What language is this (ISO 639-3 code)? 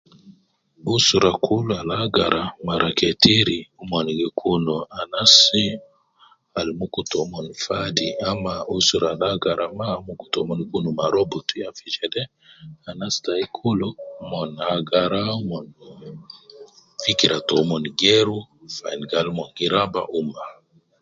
kcn